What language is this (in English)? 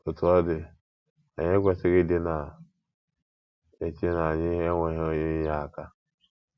Igbo